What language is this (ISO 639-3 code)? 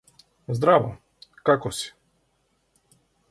mkd